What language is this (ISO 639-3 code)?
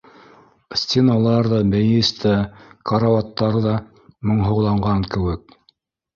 bak